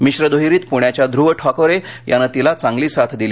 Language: Marathi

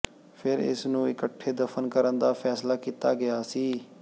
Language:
Punjabi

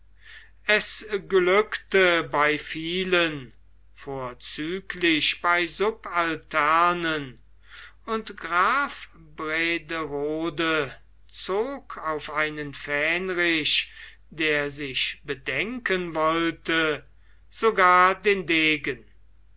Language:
German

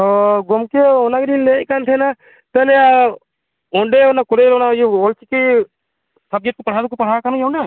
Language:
Santali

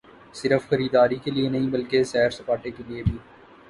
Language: Urdu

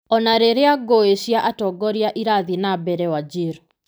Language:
Kikuyu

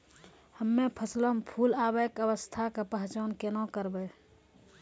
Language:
Maithili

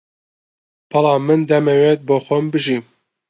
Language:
Central Kurdish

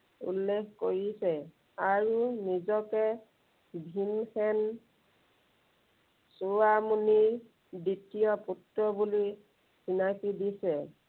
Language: Assamese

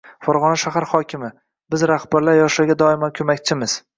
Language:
Uzbek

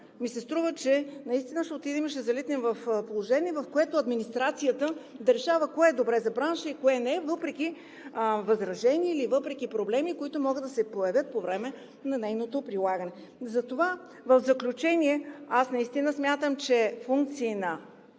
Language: Bulgarian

